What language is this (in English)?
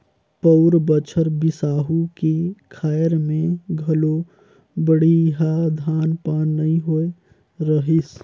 Chhattisgarhi